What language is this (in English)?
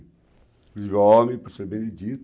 Portuguese